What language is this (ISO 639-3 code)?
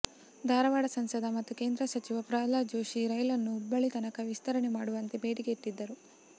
kan